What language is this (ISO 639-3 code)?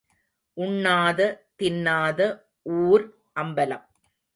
tam